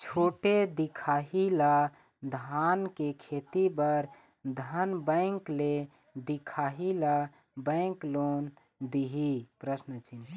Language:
Chhattisgarhi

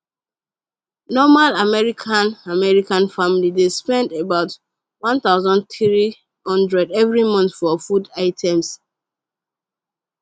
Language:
Nigerian Pidgin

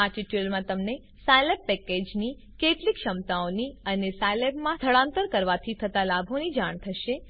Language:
Gujarati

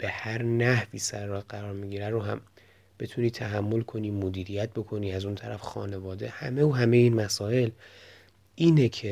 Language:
Persian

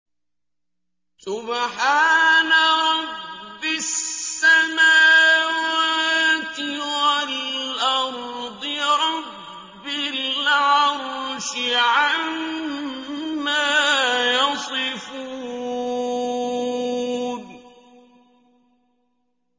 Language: Arabic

